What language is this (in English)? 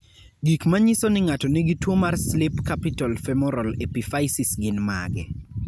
Luo (Kenya and Tanzania)